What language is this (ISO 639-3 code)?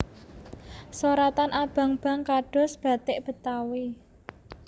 jav